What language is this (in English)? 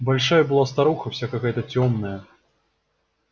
Russian